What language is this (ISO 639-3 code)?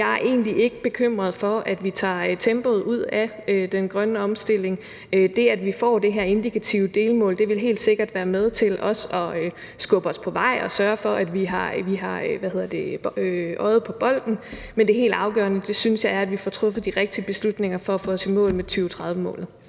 dan